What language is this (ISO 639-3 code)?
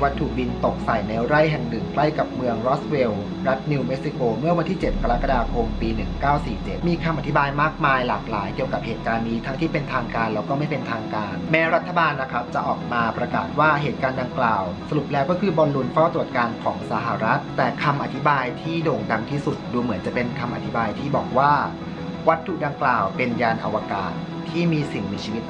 tha